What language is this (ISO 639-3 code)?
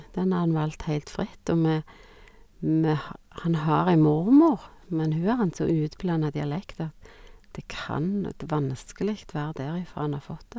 nor